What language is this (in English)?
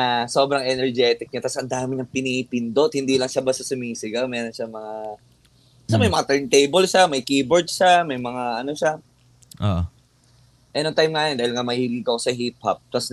Filipino